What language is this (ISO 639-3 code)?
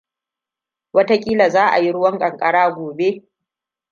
hau